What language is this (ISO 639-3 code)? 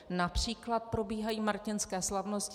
ces